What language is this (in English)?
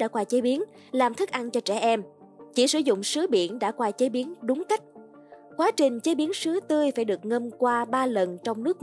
Vietnamese